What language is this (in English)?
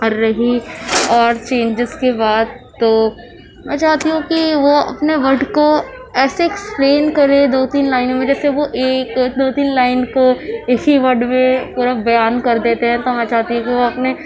Urdu